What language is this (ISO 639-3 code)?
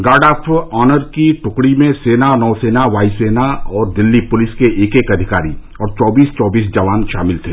hin